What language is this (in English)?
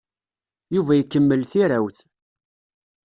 Kabyle